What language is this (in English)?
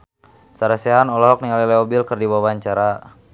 Sundanese